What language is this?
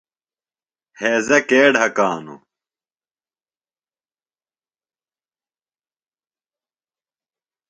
Phalura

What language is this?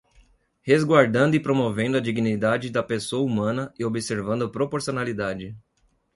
Portuguese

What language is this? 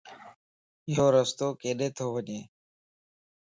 Lasi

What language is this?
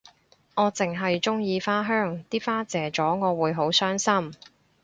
Cantonese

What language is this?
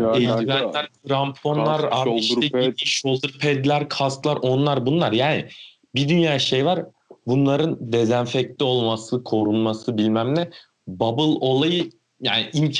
Turkish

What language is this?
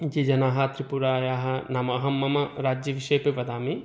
Sanskrit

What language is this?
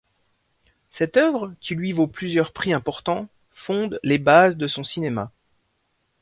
French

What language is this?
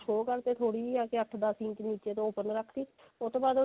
Punjabi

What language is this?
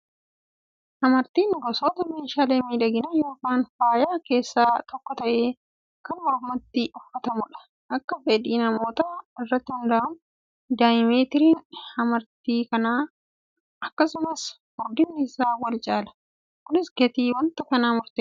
Oromo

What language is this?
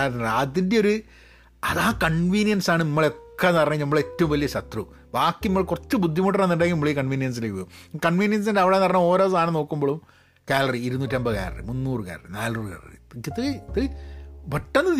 Malayalam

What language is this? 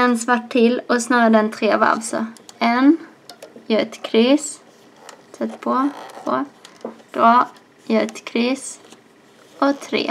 Swedish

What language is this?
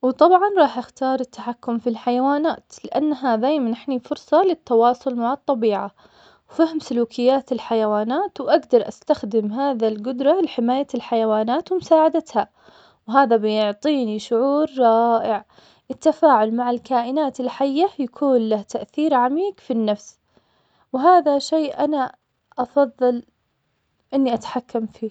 Omani Arabic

